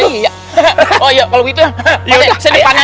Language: Indonesian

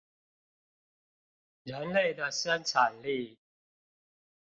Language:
Chinese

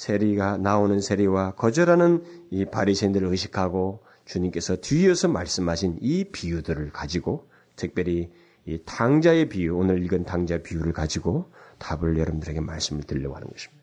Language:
Korean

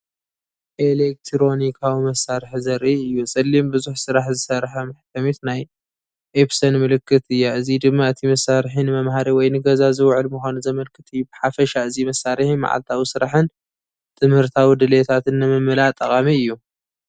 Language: Tigrinya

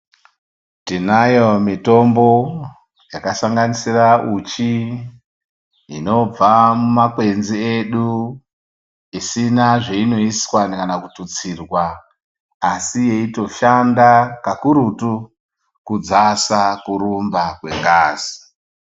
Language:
Ndau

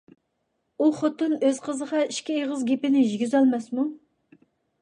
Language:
Uyghur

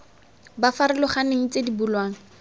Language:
Tswana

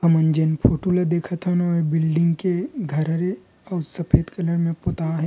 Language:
Chhattisgarhi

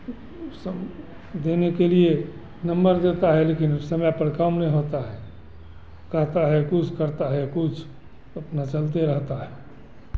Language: Hindi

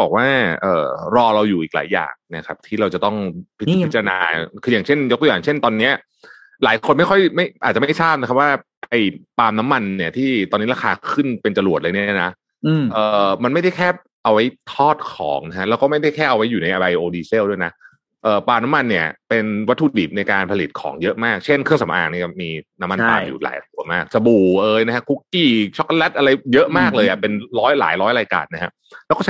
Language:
Thai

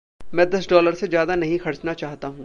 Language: Hindi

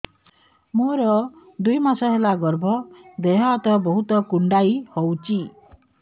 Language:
Odia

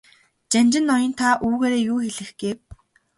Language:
Mongolian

